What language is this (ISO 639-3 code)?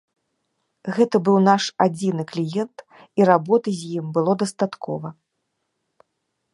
bel